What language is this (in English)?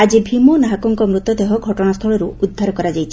Odia